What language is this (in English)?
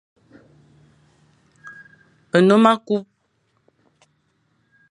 Fang